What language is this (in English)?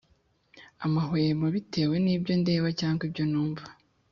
Kinyarwanda